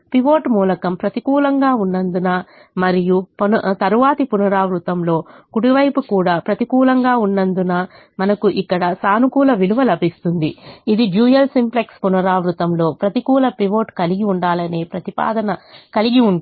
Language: Telugu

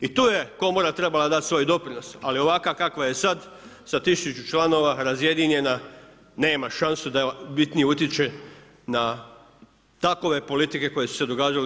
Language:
Croatian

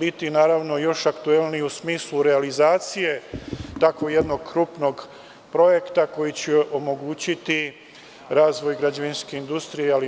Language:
Serbian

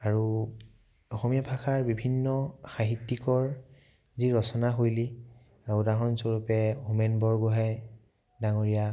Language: Assamese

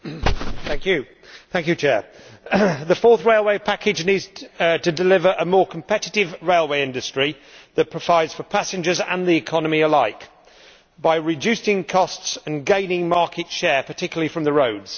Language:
English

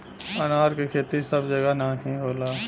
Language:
Bhojpuri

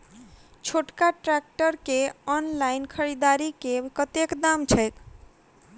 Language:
Maithili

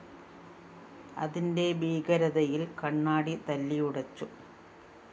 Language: Malayalam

